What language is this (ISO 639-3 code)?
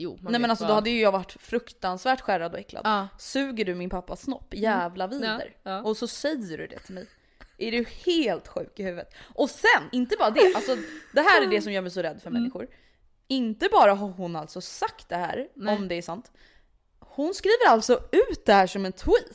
swe